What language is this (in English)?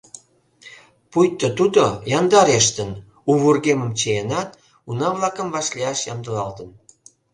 Mari